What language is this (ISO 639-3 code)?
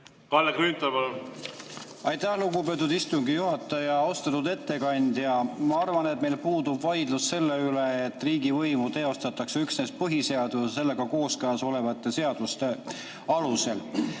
est